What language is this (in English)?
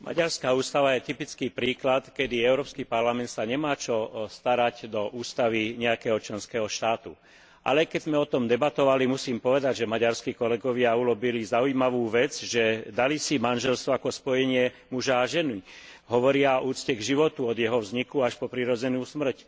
Slovak